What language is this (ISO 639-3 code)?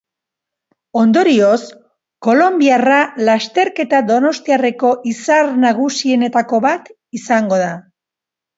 eus